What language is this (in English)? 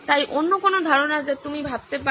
Bangla